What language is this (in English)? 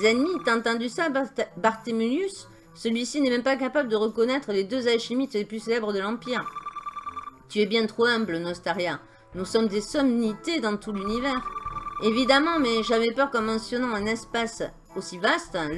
French